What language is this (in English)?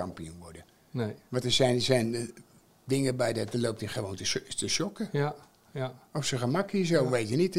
Dutch